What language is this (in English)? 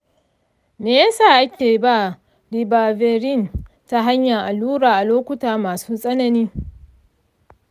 Hausa